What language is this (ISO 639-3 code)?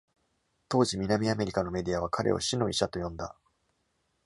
jpn